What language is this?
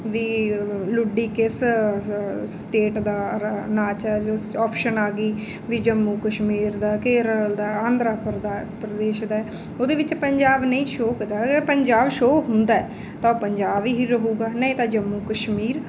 Punjabi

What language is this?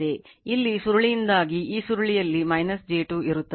Kannada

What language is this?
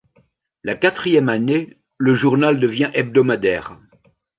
French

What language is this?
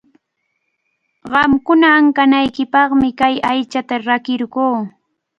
Cajatambo North Lima Quechua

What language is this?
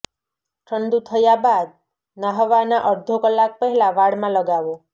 Gujarati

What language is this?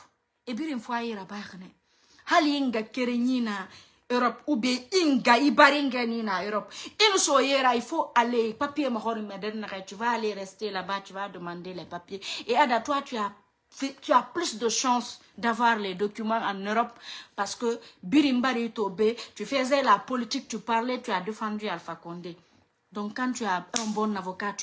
French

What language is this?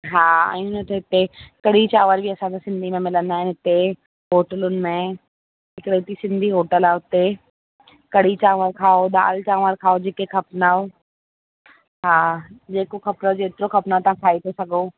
Sindhi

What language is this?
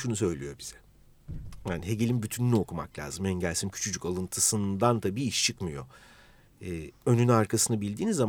Turkish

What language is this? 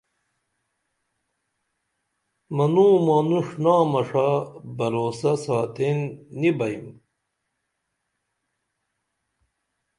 Dameli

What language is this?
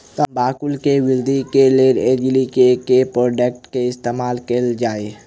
Maithili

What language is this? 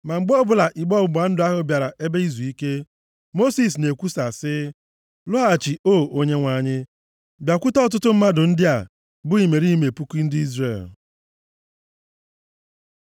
Igbo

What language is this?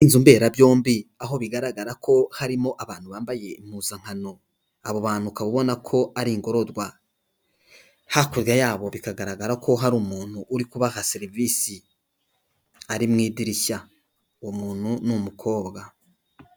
Kinyarwanda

